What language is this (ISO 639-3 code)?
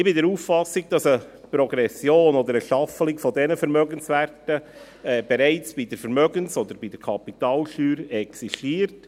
gsw